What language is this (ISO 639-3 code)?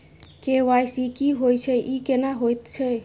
mai